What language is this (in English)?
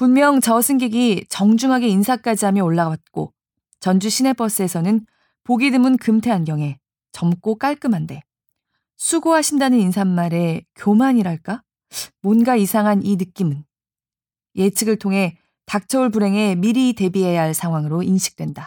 Korean